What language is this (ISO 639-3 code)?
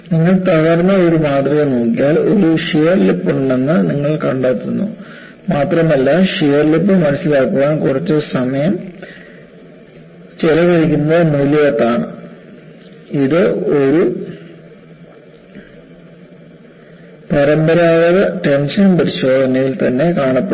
mal